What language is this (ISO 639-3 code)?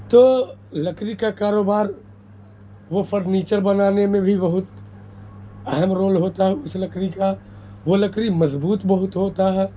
urd